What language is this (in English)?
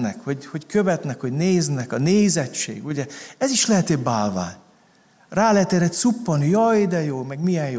Hungarian